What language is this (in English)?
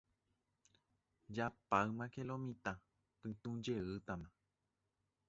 Guarani